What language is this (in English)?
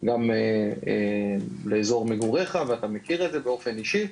Hebrew